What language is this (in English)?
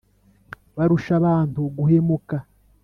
Kinyarwanda